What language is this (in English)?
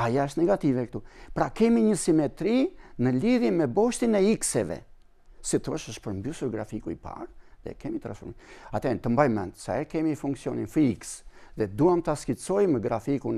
Romanian